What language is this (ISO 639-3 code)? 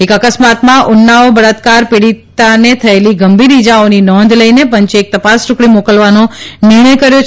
guj